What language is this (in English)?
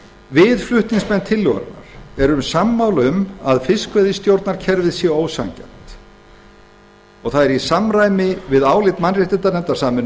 Icelandic